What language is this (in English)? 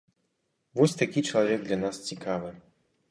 Belarusian